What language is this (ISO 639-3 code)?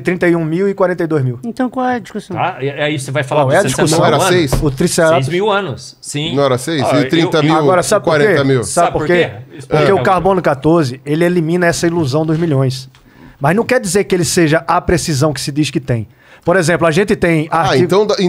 por